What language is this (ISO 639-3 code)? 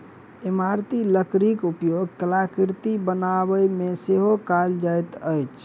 mai